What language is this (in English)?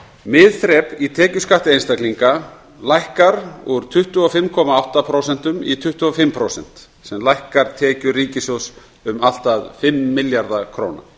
Icelandic